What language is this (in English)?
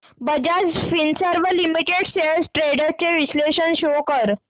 Marathi